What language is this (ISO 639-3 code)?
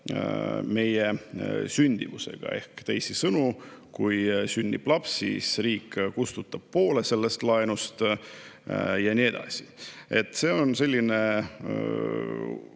est